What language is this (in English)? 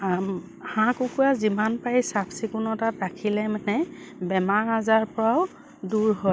Assamese